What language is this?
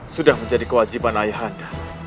Indonesian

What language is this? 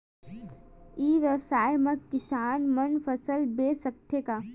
Chhattisgarhi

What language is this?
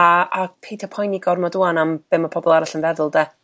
Welsh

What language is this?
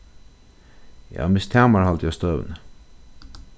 Faroese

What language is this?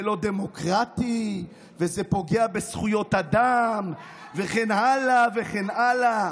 Hebrew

